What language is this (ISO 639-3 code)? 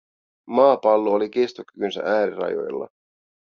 fin